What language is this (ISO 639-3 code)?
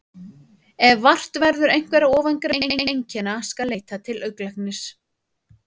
isl